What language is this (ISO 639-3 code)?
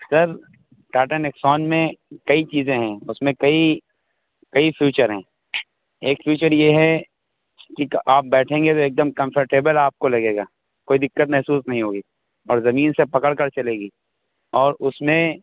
urd